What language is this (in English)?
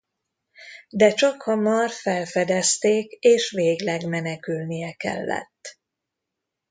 Hungarian